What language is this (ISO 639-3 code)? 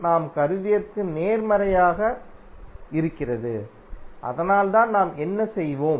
tam